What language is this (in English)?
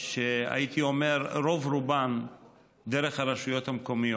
Hebrew